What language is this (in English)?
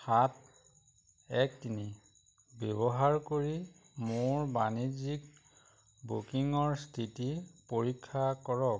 Assamese